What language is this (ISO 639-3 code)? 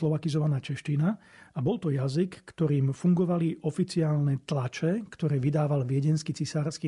slk